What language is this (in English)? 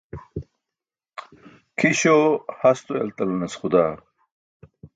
Burushaski